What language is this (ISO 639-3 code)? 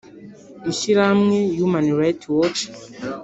kin